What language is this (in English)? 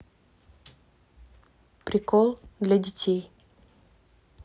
Russian